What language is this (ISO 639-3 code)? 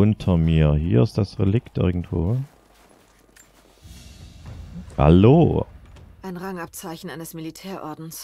deu